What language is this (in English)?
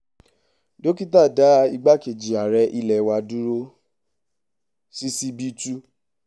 Yoruba